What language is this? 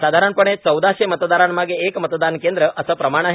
Marathi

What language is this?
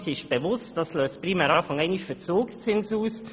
Swiss German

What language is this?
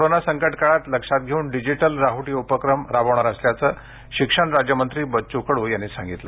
Marathi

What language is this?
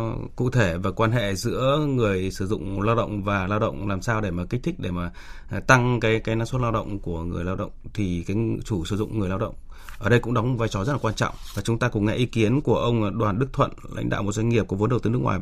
Vietnamese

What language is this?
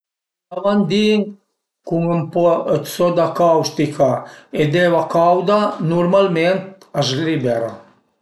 Piedmontese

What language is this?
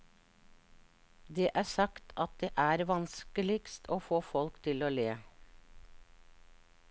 Norwegian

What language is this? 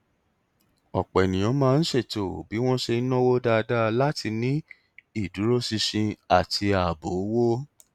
Yoruba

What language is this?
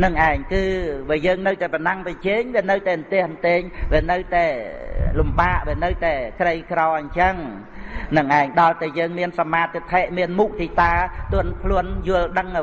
Vietnamese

